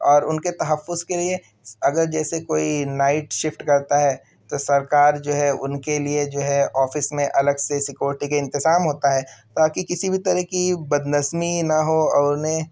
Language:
Urdu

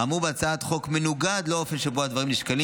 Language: Hebrew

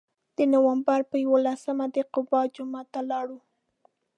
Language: Pashto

